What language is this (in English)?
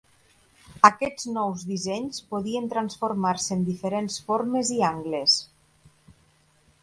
Catalan